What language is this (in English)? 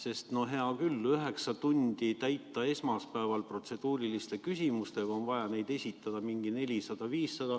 Estonian